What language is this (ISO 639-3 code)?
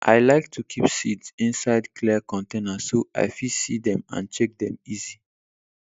pcm